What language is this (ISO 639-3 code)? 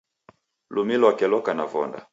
dav